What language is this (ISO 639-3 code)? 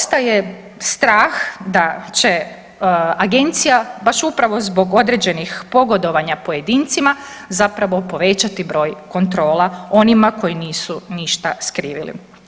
hrv